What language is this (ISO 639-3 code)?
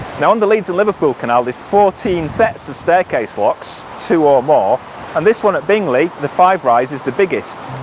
eng